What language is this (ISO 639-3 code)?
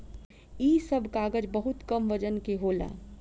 bho